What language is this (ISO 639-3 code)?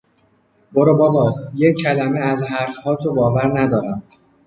fas